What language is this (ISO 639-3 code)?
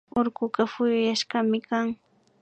qvi